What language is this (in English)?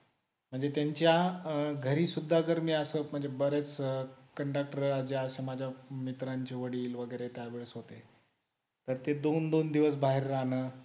Marathi